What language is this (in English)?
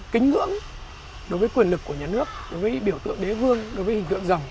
Vietnamese